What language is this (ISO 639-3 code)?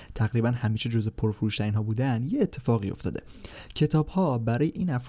fas